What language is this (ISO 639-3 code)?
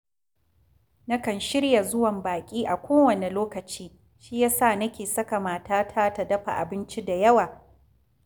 hau